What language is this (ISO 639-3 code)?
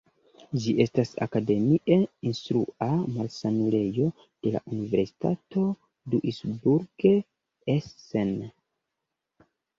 epo